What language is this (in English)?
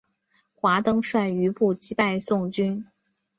Chinese